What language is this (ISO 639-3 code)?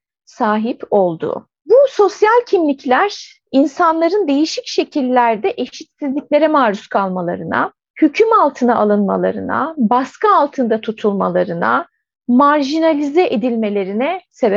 tur